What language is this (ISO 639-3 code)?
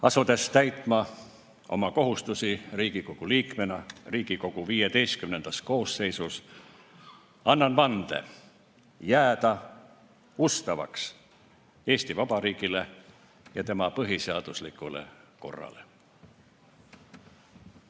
est